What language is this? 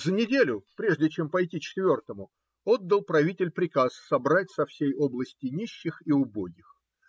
Russian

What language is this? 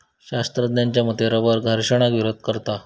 Marathi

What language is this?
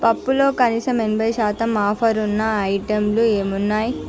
Telugu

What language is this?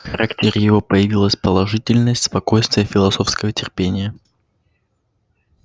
Russian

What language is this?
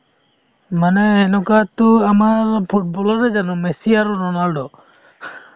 Assamese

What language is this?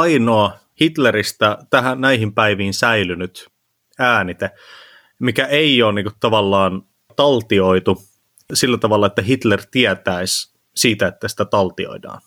Finnish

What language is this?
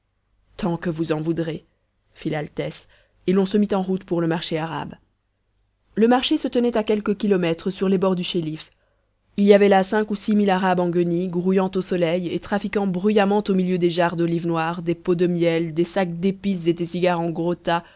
French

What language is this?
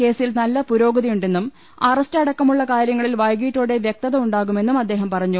Malayalam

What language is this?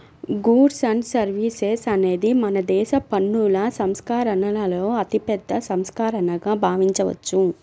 Telugu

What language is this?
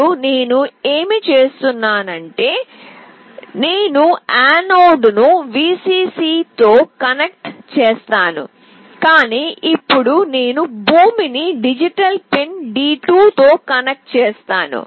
Telugu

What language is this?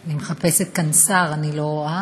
Hebrew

